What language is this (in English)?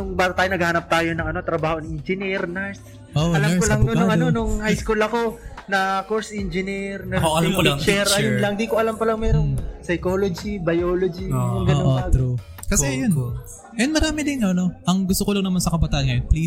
Filipino